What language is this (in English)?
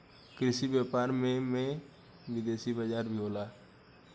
Bhojpuri